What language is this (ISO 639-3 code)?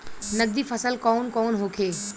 bho